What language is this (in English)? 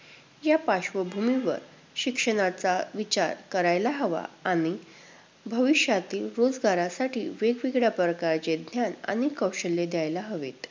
Marathi